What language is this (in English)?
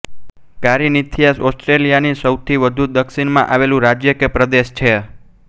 Gujarati